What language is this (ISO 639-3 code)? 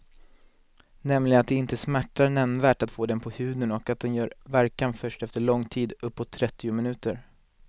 swe